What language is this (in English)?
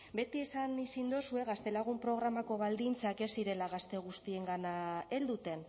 Basque